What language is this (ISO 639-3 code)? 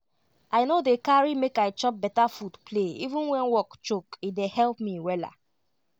pcm